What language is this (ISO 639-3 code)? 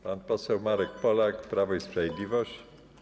pol